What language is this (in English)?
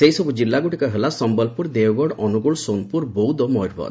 Odia